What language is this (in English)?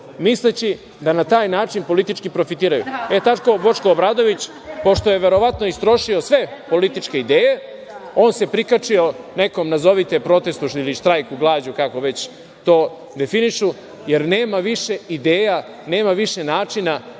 Serbian